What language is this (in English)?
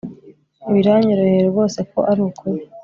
Kinyarwanda